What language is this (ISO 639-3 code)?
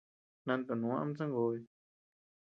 cux